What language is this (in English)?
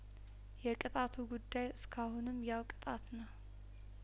Amharic